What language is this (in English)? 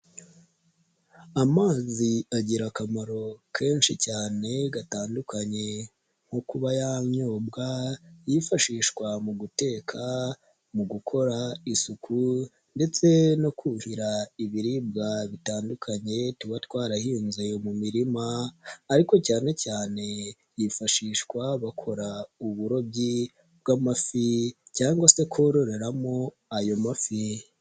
Kinyarwanda